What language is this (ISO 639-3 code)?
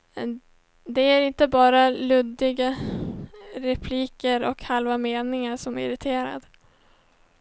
swe